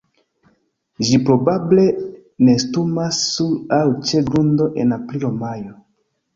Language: Esperanto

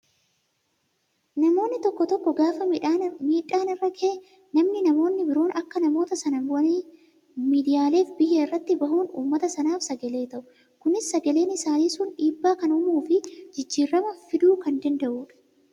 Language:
Oromo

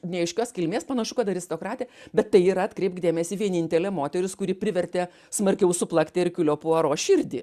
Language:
Lithuanian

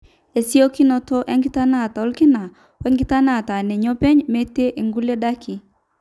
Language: Masai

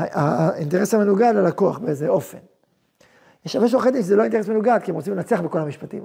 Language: Hebrew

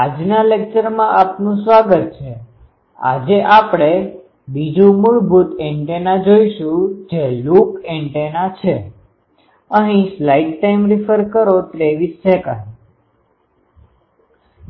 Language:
Gujarati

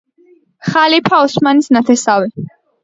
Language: Georgian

